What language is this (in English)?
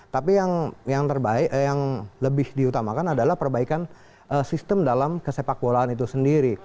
Indonesian